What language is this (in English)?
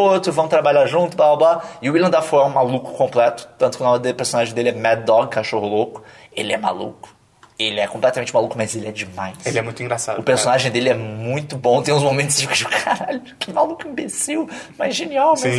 Portuguese